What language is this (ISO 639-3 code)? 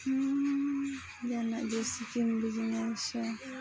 sat